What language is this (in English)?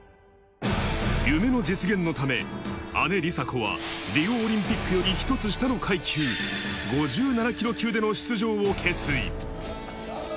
Japanese